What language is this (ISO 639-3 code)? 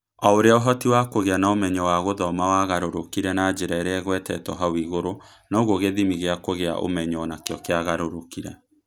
kik